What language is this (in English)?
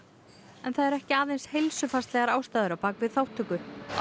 Icelandic